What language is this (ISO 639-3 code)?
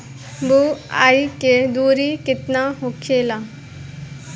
bho